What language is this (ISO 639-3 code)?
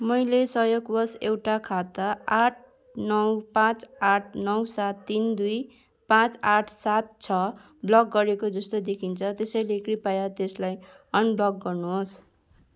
nep